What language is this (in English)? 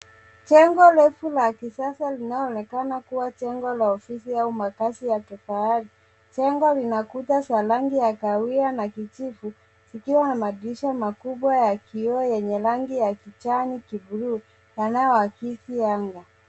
Swahili